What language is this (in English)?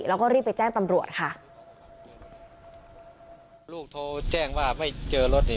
Thai